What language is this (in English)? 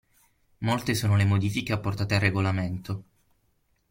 Italian